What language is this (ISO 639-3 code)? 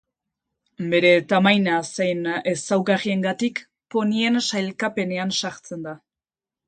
eus